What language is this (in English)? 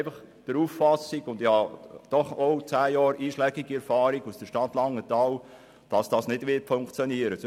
Swiss German